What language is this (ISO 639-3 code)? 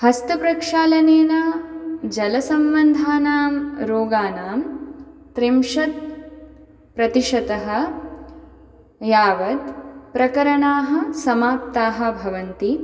san